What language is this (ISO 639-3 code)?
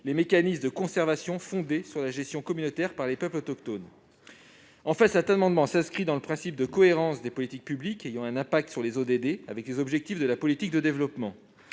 fra